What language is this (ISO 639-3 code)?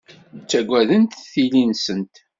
kab